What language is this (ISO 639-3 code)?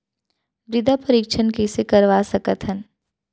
hne